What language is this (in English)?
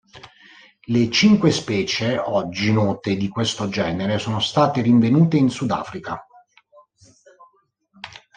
Italian